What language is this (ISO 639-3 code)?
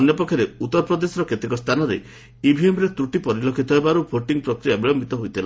ori